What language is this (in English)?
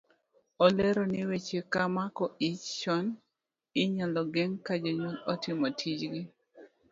Luo (Kenya and Tanzania)